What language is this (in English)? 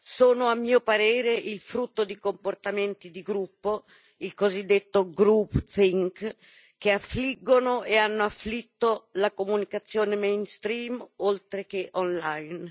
Italian